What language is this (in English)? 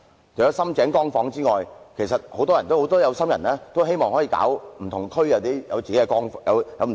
Cantonese